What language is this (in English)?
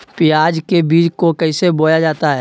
Magahi